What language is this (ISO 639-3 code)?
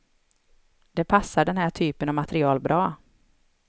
swe